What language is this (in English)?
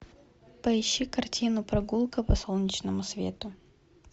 Russian